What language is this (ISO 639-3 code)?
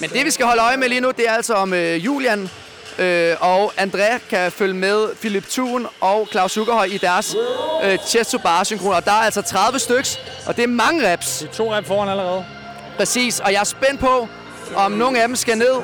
dan